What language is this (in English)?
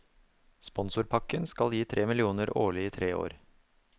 Norwegian